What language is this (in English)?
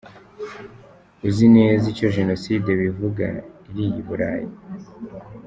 Kinyarwanda